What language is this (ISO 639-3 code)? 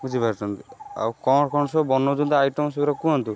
ori